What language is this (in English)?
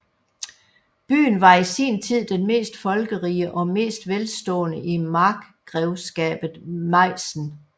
Danish